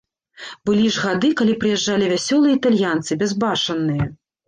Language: Belarusian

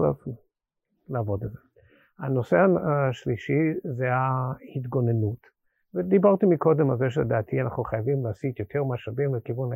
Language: Hebrew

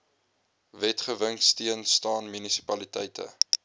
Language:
Afrikaans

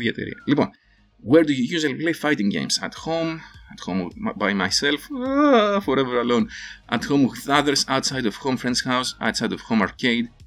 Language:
Greek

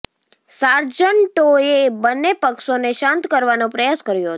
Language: Gujarati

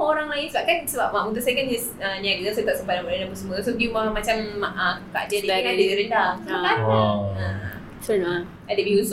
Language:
Malay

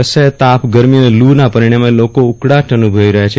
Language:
Gujarati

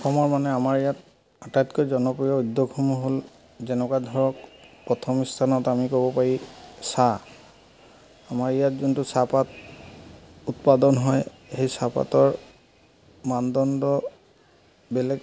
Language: Assamese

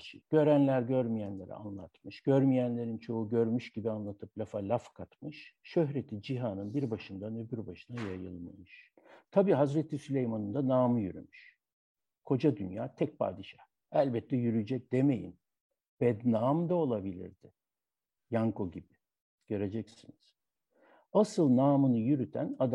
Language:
Turkish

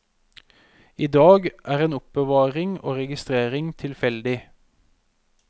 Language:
Norwegian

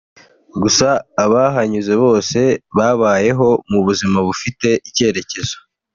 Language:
Kinyarwanda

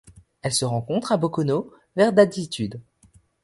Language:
French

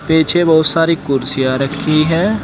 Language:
Hindi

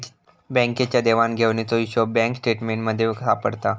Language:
Marathi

